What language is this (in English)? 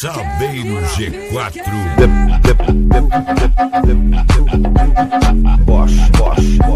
Portuguese